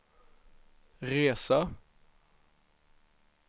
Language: Swedish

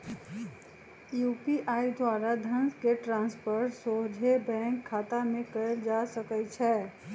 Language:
Magahi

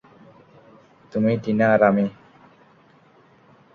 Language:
Bangla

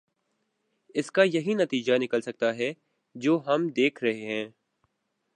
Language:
Urdu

